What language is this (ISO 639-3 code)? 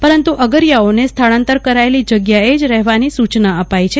guj